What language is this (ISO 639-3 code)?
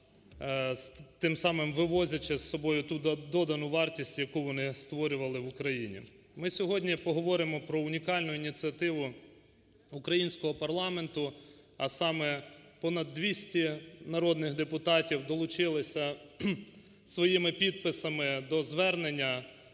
ukr